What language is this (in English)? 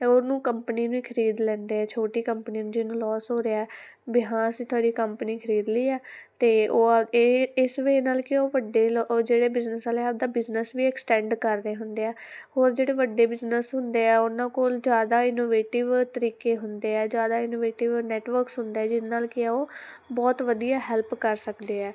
Punjabi